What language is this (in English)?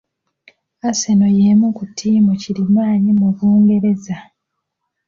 Ganda